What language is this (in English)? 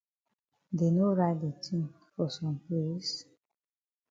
Cameroon Pidgin